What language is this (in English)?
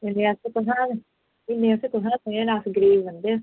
Dogri